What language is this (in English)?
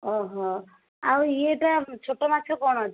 Odia